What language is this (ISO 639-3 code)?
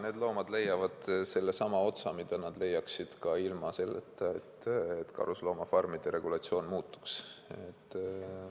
est